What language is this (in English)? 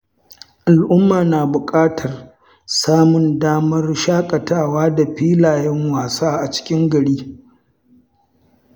Hausa